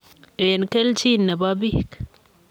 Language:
Kalenjin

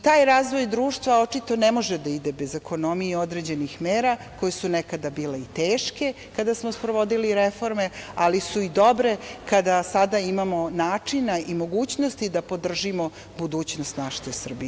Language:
Serbian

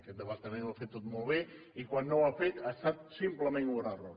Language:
Catalan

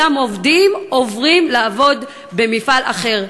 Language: Hebrew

